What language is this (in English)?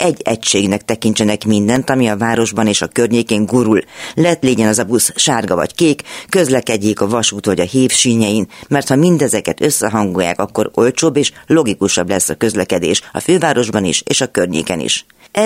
Hungarian